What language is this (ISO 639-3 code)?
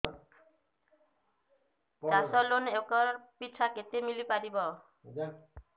ori